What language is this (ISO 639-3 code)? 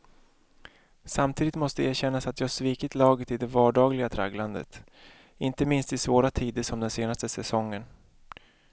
swe